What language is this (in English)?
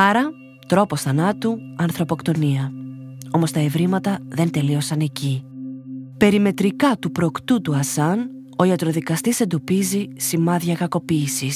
Greek